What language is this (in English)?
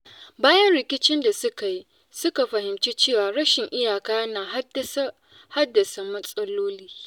Hausa